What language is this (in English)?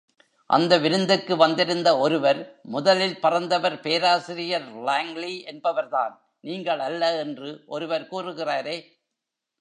Tamil